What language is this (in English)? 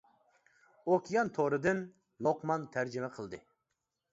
Uyghur